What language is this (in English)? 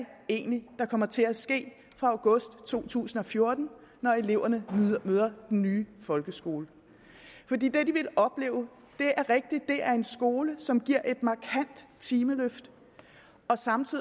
Danish